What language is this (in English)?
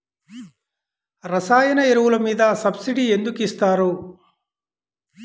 Telugu